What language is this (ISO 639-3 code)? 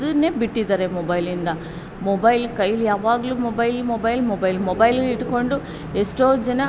kan